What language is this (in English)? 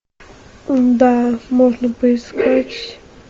Russian